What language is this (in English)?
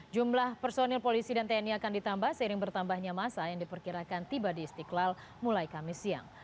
Indonesian